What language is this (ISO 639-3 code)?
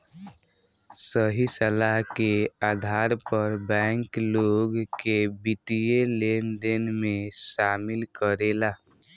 bho